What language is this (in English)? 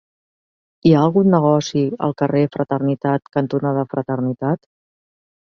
Catalan